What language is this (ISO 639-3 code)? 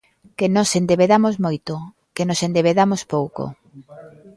glg